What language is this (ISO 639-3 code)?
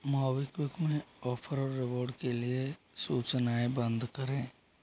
hin